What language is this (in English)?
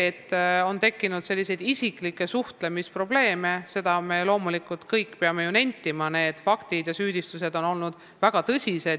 Estonian